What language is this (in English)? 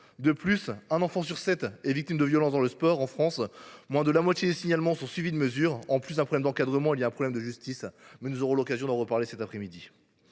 French